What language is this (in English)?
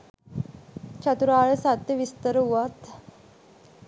Sinhala